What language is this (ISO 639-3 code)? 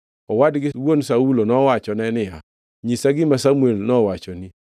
luo